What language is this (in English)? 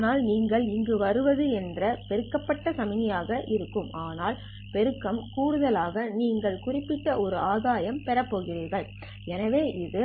Tamil